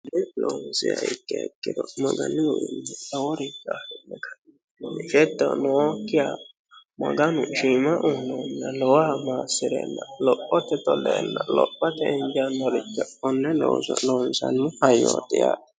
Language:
Sidamo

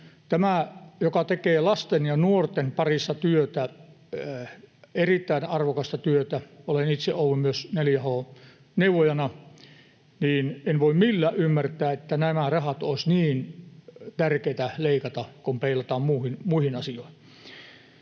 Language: Finnish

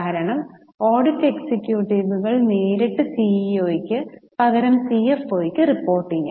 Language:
Malayalam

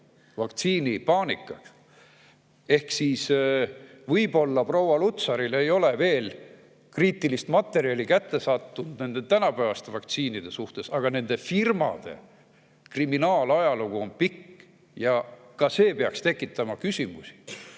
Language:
Estonian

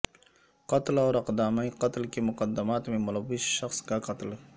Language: Urdu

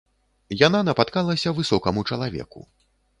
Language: Belarusian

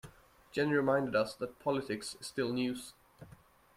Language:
English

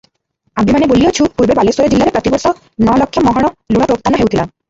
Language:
Odia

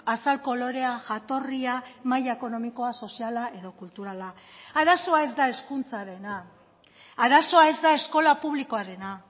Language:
Basque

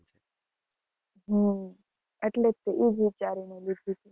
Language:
Gujarati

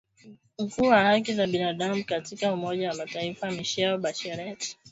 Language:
Swahili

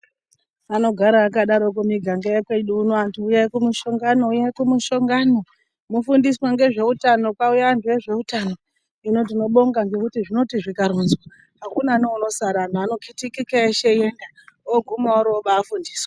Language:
Ndau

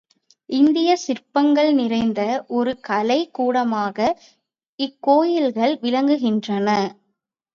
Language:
Tamil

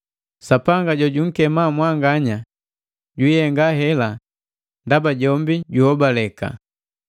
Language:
Matengo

